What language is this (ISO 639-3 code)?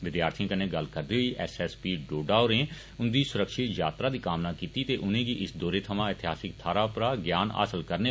doi